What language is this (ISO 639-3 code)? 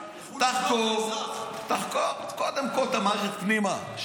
heb